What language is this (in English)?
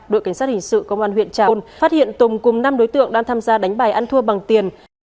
Vietnamese